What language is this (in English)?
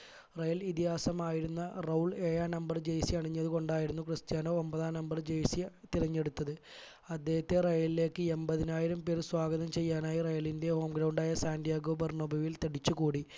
Malayalam